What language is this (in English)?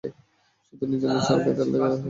Bangla